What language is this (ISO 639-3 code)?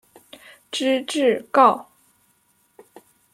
zho